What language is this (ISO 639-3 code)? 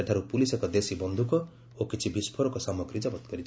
ori